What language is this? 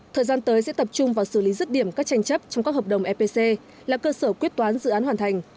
Vietnamese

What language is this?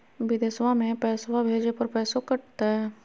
Magahi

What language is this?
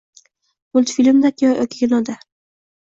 Uzbek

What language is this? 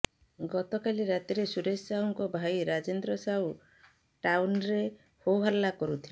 Odia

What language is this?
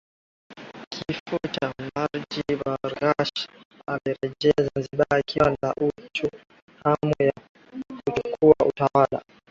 Swahili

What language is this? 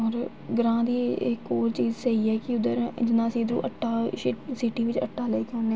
Dogri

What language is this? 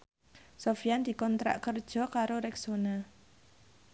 Javanese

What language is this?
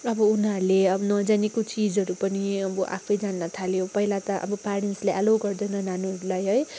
Nepali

